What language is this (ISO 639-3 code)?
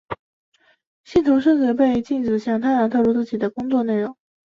zho